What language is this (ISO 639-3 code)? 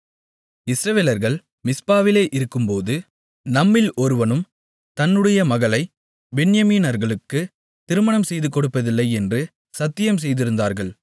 tam